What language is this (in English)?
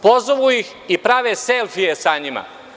Serbian